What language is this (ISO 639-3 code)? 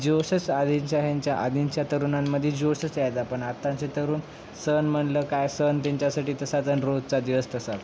mar